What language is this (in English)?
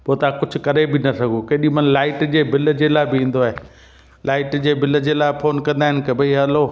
Sindhi